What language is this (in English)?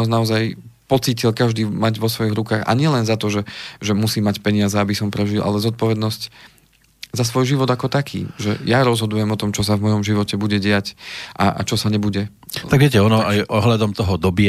Slovak